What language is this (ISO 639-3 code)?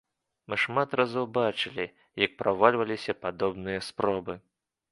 bel